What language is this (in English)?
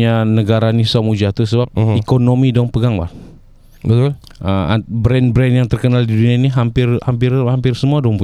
Malay